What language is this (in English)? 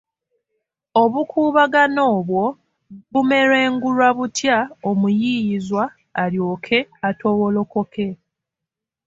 Ganda